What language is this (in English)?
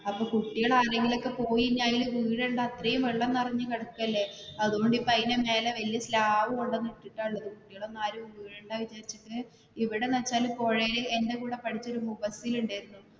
Malayalam